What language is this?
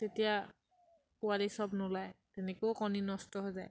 Assamese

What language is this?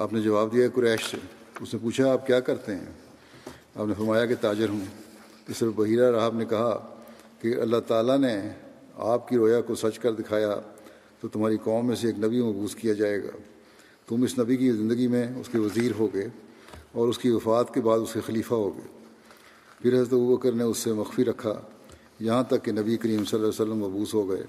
Urdu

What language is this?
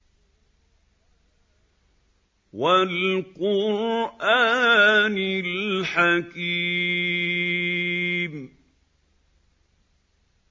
Arabic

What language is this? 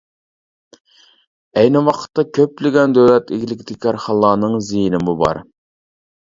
Uyghur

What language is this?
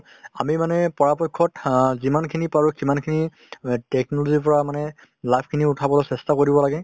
Assamese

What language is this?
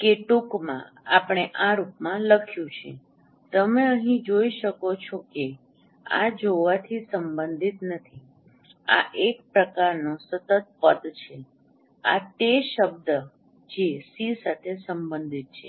Gujarati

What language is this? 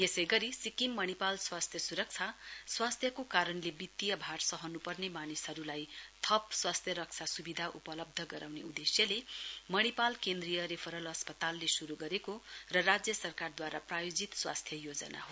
Nepali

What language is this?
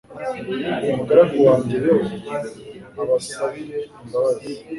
Kinyarwanda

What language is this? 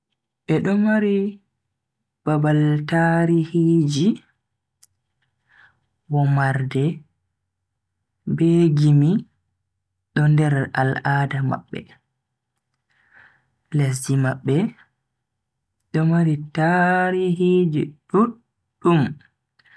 Bagirmi Fulfulde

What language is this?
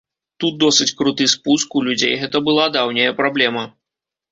Belarusian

